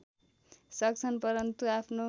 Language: Nepali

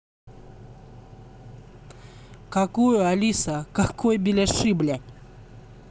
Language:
Russian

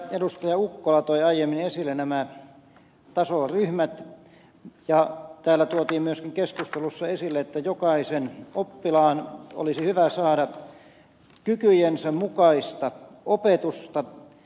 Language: Finnish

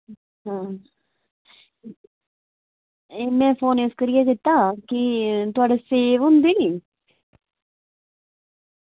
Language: Dogri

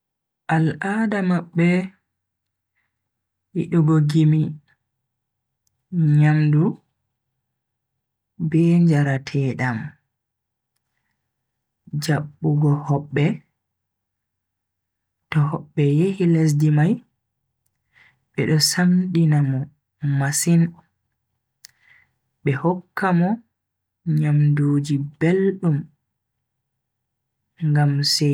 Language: Bagirmi Fulfulde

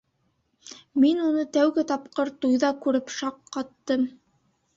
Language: Bashkir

